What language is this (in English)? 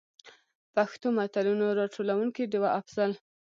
Pashto